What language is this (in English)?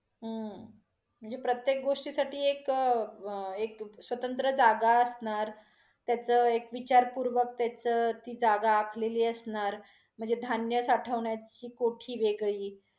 Marathi